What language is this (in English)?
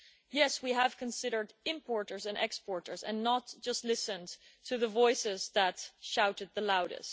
English